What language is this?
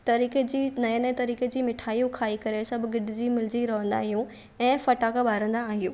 Sindhi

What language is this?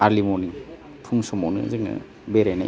Bodo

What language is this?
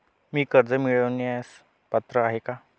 Marathi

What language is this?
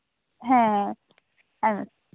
Santali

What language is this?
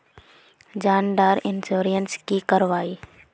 Magahi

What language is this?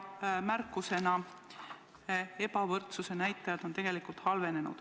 Estonian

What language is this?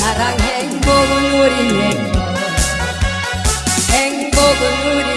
Korean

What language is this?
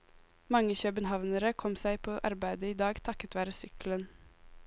Norwegian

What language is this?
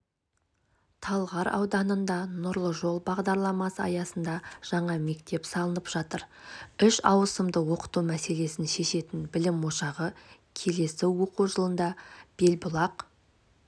Kazakh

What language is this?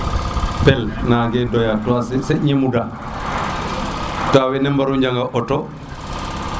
Serer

